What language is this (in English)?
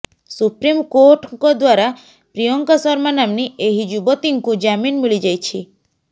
Odia